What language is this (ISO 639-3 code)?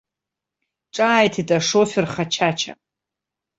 abk